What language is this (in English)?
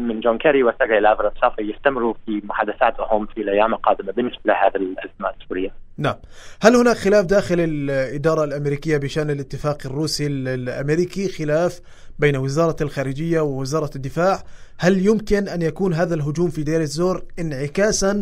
Arabic